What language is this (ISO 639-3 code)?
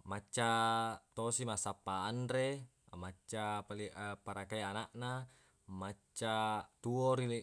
bug